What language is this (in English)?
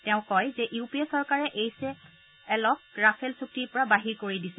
Assamese